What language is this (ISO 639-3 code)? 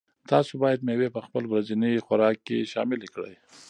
pus